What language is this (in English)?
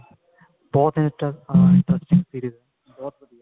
Punjabi